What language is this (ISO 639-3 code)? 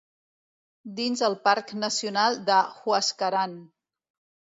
cat